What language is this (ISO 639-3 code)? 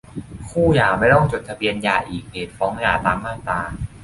tha